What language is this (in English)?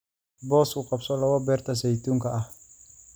Somali